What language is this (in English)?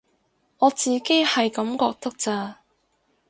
Cantonese